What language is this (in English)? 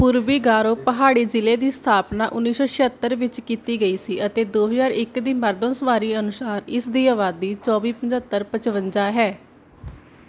Punjabi